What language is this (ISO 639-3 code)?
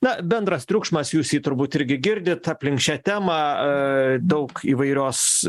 lit